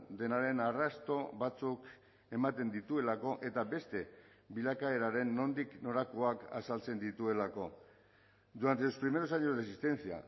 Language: Basque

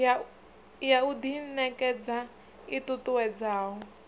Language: Venda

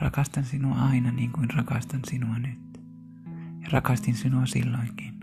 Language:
Finnish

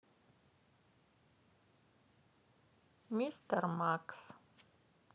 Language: Russian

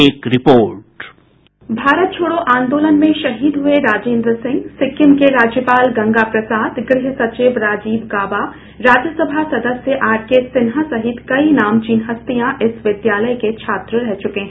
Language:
Hindi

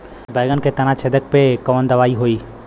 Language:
Bhojpuri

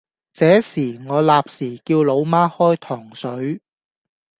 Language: Cantonese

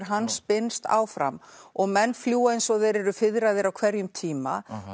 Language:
Icelandic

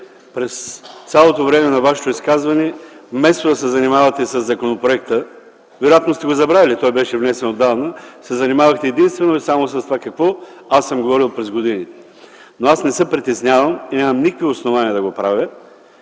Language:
Bulgarian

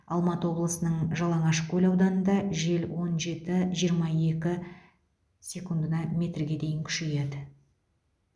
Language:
Kazakh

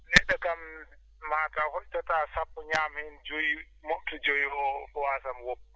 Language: Fula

